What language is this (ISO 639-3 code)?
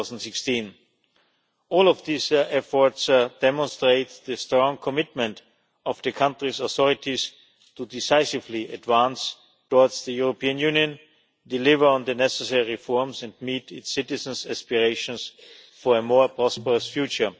eng